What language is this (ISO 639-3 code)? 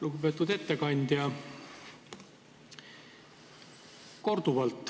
est